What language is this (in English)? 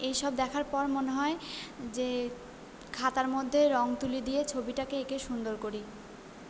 Bangla